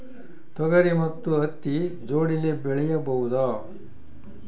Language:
Kannada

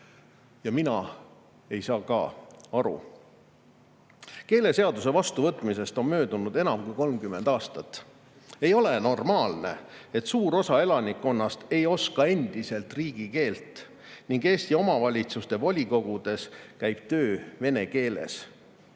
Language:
Estonian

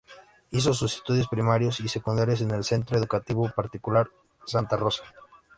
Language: Spanish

